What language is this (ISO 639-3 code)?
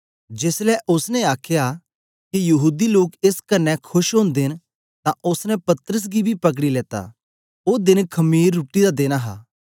doi